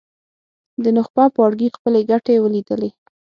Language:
Pashto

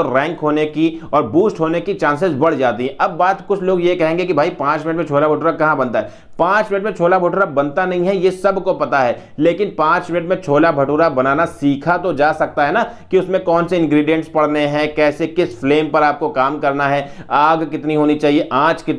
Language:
Hindi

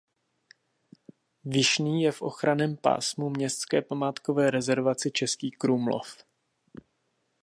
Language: Czech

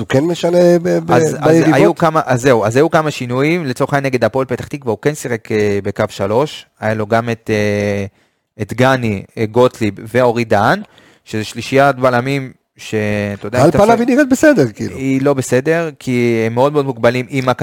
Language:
Hebrew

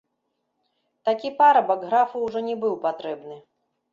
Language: Belarusian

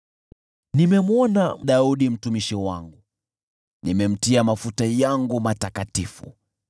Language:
Swahili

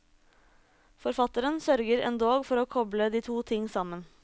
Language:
Norwegian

